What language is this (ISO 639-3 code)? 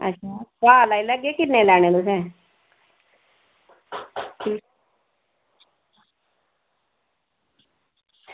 doi